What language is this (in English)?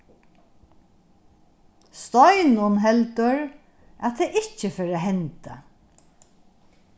Faroese